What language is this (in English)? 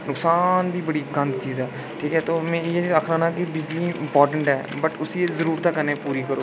Dogri